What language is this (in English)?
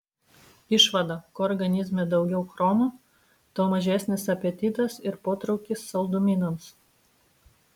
Lithuanian